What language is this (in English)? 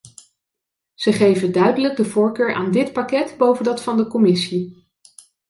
Dutch